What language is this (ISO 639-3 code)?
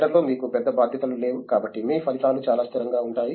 tel